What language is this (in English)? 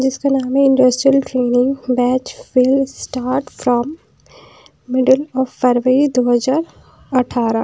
Hindi